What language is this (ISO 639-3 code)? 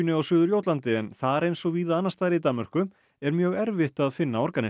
isl